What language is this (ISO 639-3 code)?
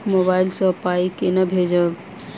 mai